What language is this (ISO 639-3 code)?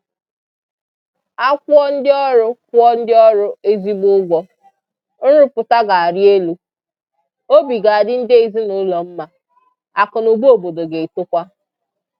ibo